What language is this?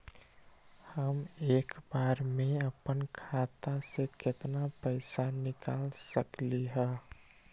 Magahi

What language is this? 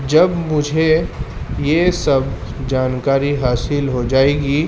Urdu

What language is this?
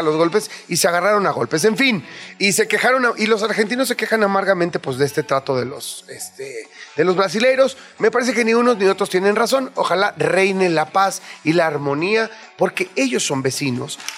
Spanish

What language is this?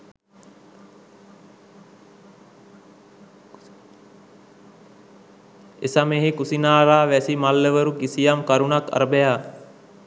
Sinhala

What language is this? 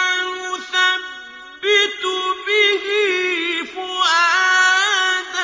Arabic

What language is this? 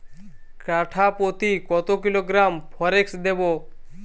Bangla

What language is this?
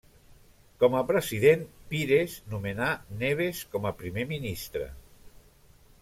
Catalan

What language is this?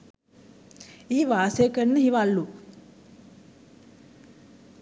Sinhala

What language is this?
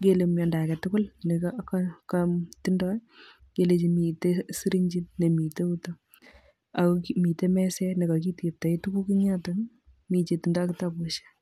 Kalenjin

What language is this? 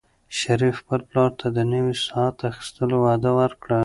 Pashto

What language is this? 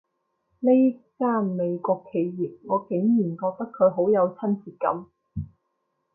Cantonese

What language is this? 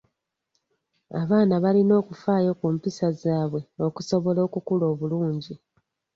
Ganda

